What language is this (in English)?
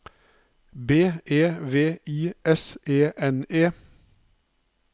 Norwegian